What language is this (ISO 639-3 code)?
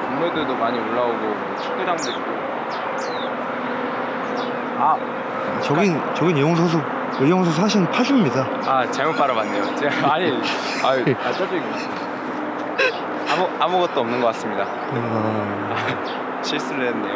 kor